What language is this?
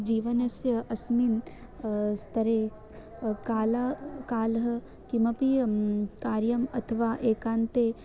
Sanskrit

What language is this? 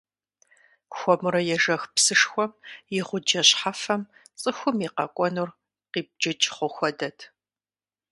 Kabardian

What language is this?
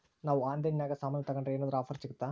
Kannada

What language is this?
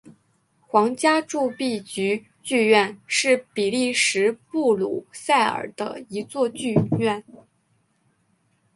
Chinese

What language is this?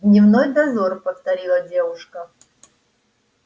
Russian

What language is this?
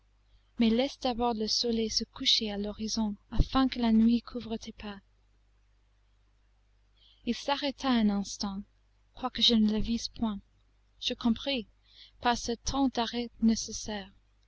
French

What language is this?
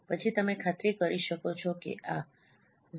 Gujarati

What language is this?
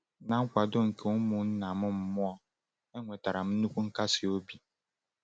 Igbo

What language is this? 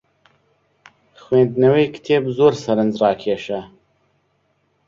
Central Kurdish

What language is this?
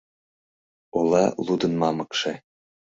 Mari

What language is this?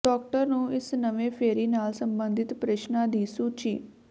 Punjabi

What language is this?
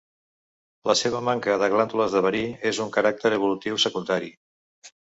Catalan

